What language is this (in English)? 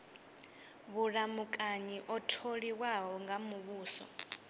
Venda